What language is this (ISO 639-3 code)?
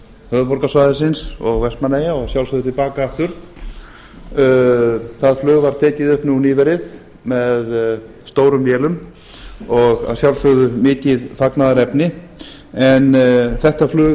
isl